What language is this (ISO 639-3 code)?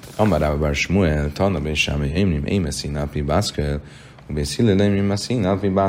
hun